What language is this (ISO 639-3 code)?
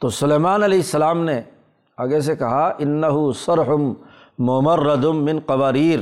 urd